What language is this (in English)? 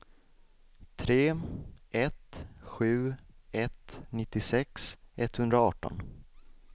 Swedish